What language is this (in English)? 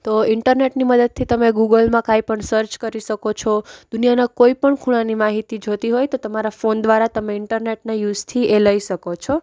Gujarati